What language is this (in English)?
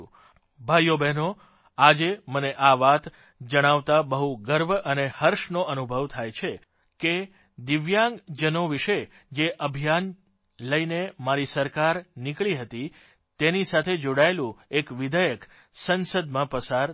Gujarati